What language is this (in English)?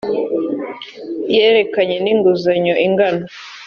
Kinyarwanda